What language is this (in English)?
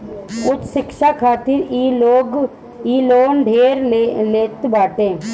Bhojpuri